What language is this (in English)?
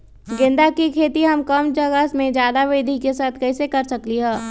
Magahi